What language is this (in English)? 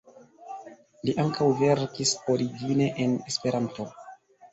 Esperanto